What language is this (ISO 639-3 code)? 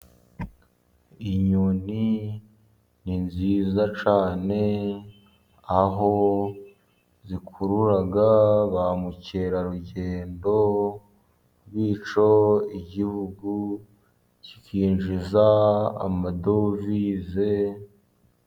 kin